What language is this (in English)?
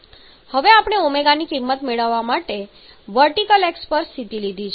Gujarati